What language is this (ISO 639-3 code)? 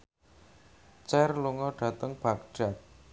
jav